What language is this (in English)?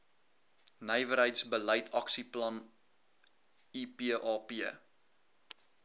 Afrikaans